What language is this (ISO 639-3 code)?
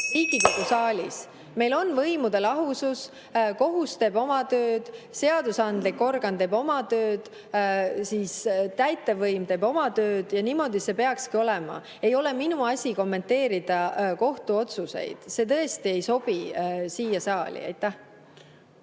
est